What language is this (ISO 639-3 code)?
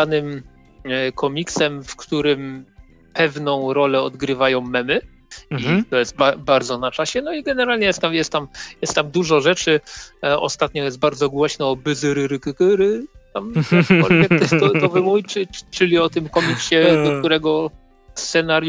pol